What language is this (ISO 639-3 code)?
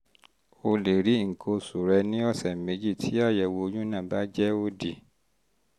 yor